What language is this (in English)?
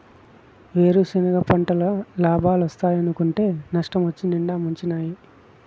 Telugu